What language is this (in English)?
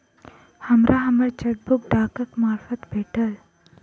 Maithili